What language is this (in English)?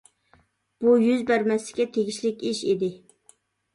Uyghur